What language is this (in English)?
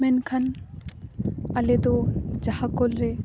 Santali